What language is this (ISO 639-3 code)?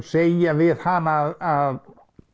isl